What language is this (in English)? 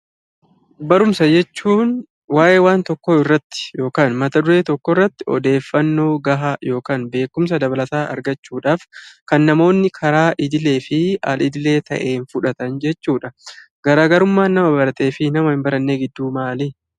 Oromo